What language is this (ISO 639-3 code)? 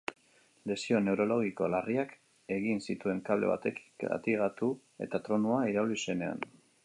eus